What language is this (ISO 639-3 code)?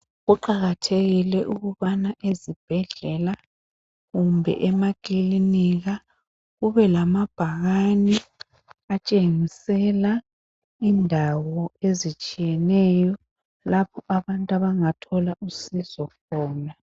nde